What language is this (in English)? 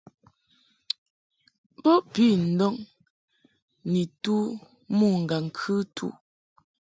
Mungaka